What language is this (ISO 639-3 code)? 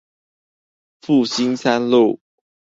zho